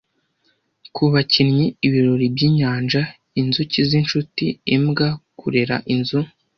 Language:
Kinyarwanda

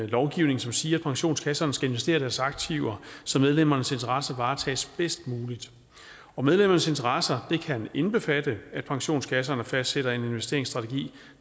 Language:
Danish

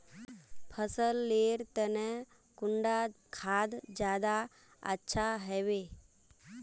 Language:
Magahi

